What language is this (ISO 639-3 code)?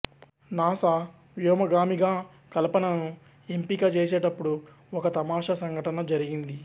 tel